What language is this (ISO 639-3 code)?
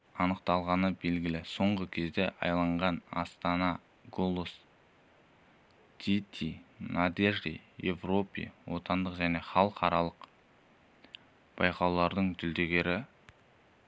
kaz